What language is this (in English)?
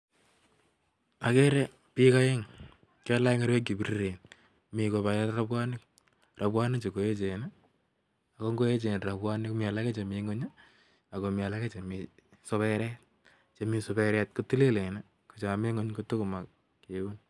Kalenjin